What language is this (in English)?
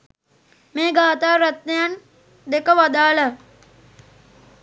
Sinhala